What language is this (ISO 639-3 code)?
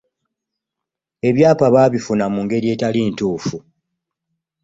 lug